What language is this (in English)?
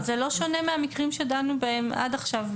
Hebrew